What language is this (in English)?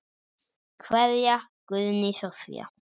Icelandic